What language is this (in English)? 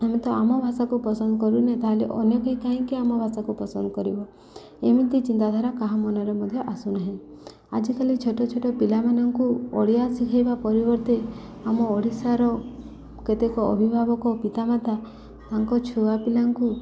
Odia